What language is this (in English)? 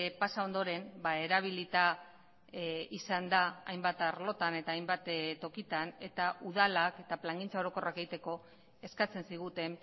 Basque